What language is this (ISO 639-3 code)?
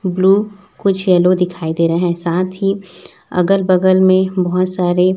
hin